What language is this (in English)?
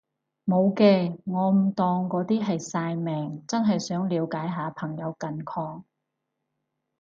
Cantonese